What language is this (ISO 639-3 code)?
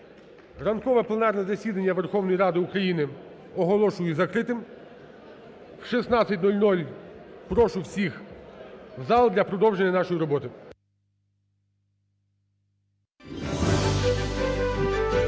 ukr